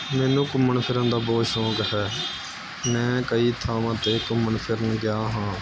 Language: Punjabi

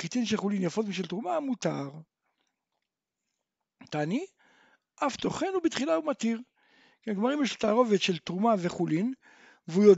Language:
Hebrew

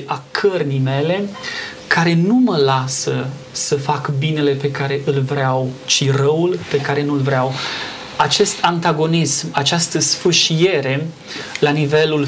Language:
Romanian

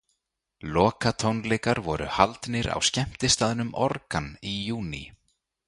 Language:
Icelandic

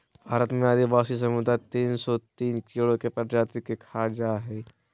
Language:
Magahi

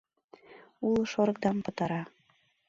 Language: Mari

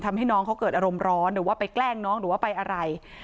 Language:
Thai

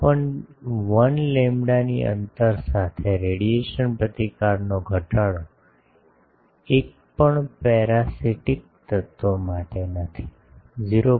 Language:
Gujarati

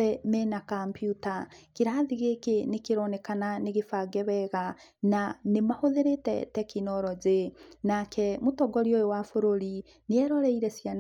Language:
Kikuyu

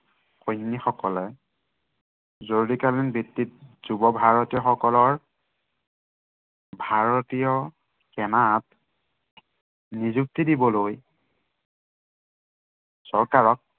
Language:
Assamese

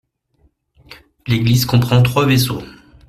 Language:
French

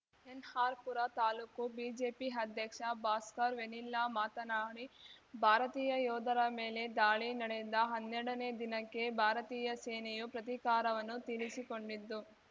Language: Kannada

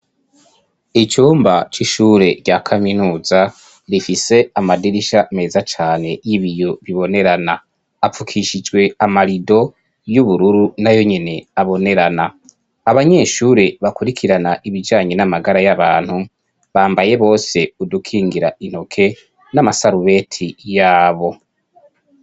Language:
Rundi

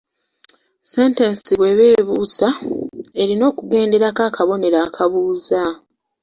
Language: Ganda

